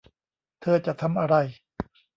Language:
Thai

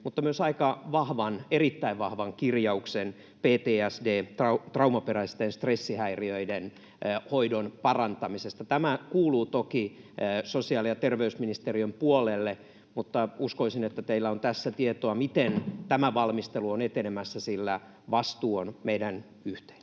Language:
Finnish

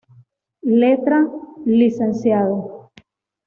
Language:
Spanish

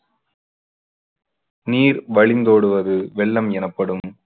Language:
Tamil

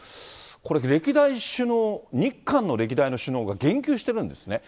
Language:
Japanese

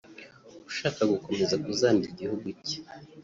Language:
Kinyarwanda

